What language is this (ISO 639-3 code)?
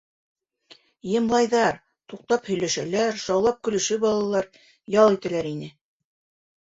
bak